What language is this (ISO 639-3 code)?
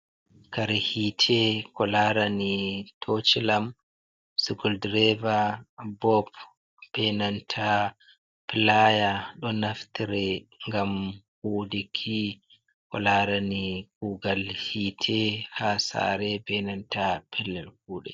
ful